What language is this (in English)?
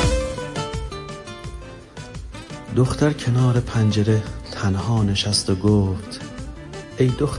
Persian